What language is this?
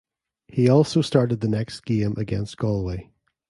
English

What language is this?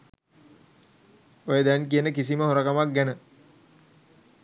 Sinhala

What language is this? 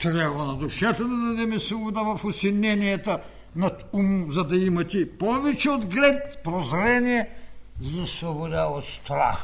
Bulgarian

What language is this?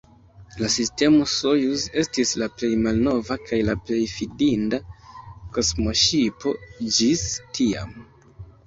Esperanto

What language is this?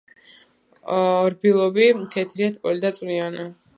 Georgian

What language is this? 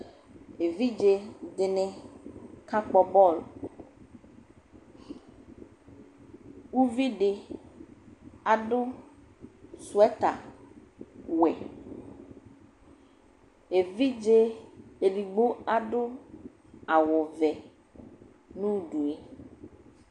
Ikposo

